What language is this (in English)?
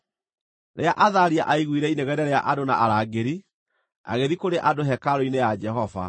Kikuyu